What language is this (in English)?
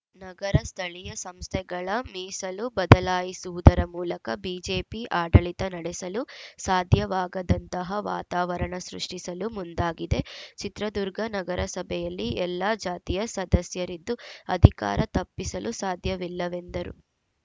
Kannada